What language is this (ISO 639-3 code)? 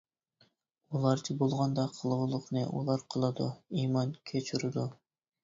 uig